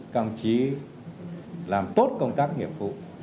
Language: Vietnamese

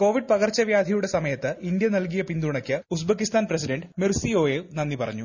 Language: Malayalam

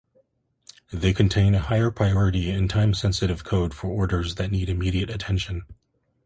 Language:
English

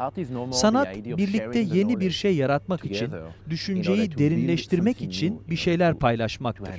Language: Turkish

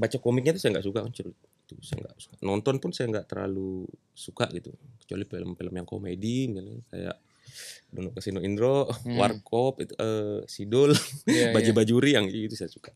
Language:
Indonesian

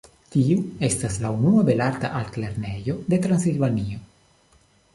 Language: Esperanto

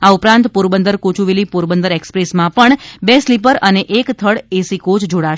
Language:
Gujarati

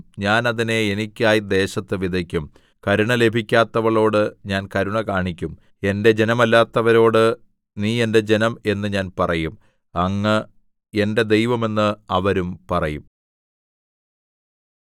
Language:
Malayalam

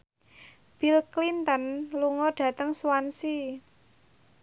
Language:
Javanese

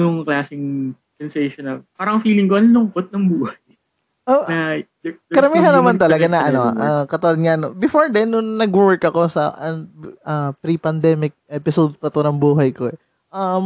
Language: Filipino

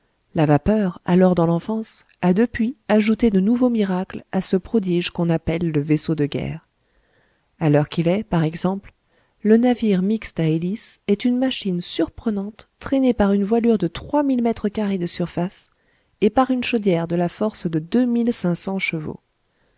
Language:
French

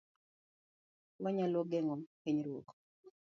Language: Luo (Kenya and Tanzania)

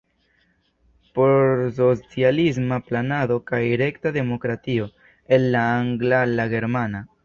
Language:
Esperanto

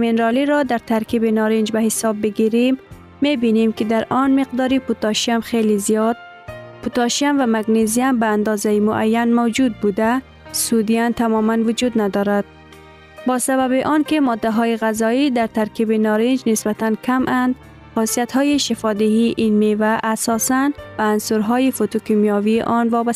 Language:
Persian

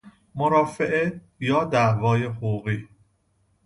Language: Persian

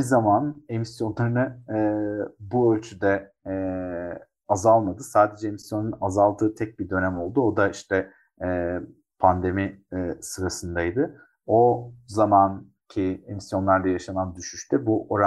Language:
Turkish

